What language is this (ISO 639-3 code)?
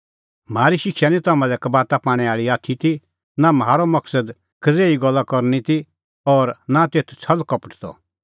kfx